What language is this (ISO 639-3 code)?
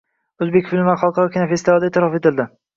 uzb